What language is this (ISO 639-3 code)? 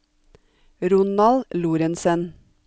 nor